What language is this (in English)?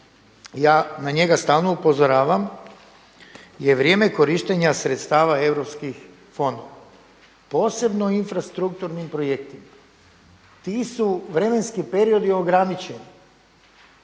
Croatian